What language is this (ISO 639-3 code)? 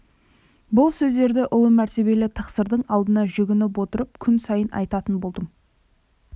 kaz